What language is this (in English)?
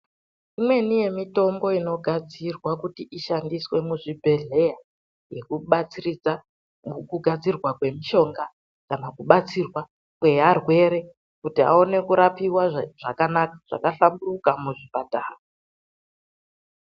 Ndau